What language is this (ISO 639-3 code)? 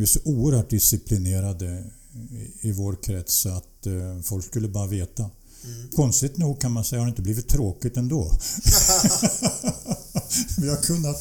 swe